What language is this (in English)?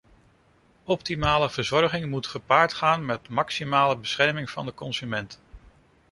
Dutch